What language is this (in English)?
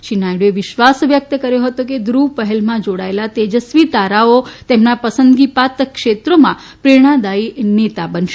Gujarati